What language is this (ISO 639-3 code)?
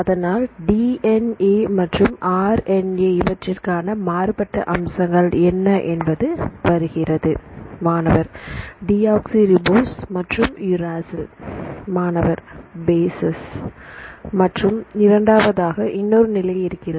tam